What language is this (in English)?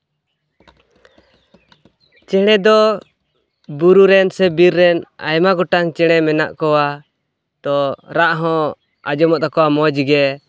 Santali